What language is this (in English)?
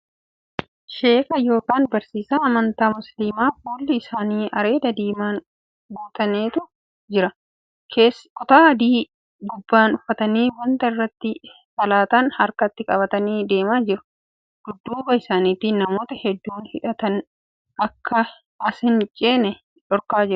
Oromo